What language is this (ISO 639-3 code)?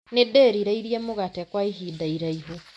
kik